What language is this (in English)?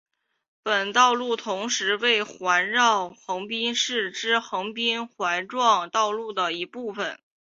Chinese